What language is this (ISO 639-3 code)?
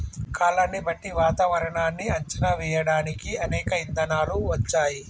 tel